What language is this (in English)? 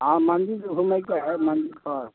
Maithili